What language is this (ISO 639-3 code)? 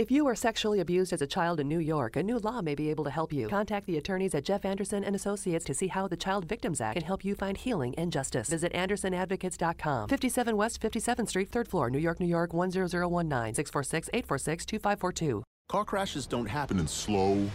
eng